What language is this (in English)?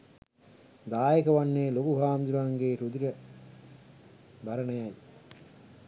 Sinhala